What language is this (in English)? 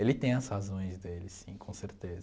Portuguese